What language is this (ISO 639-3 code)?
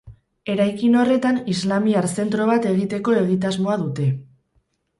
eus